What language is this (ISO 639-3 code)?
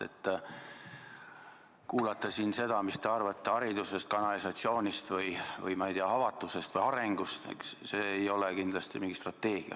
est